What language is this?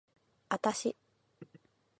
Japanese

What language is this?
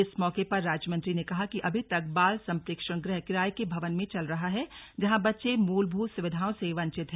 Hindi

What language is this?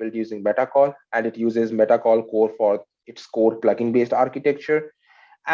English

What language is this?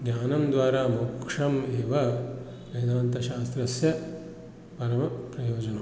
Sanskrit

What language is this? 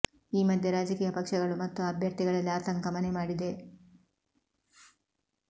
Kannada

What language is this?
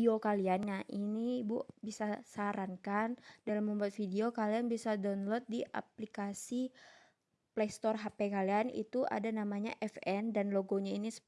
Indonesian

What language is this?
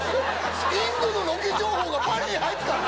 Japanese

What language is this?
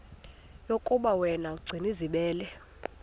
Xhosa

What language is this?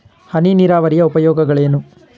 Kannada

